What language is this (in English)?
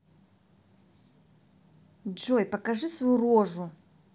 Russian